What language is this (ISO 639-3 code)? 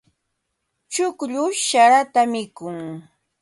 qva